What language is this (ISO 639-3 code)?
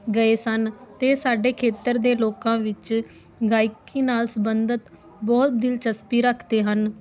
pan